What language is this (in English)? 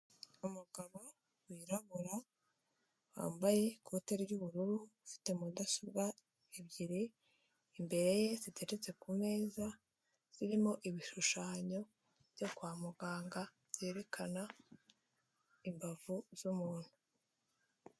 Kinyarwanda